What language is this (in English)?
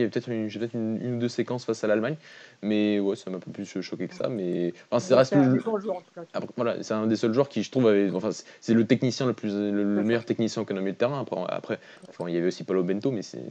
French